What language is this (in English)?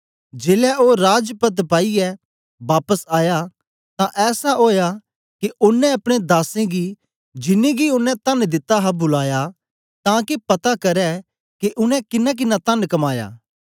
Dogri